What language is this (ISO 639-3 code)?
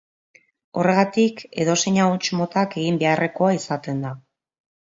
eus